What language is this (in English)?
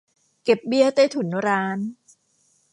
Thai